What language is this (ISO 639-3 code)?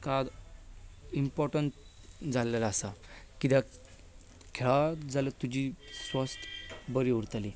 kok